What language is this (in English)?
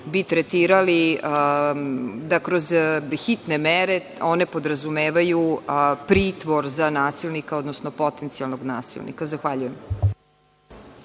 Serbian